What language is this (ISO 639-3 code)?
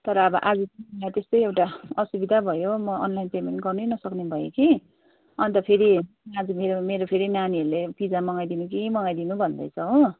nep